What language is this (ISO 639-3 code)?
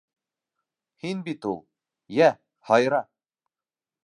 bak